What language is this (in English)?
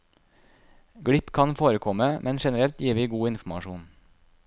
Norwegian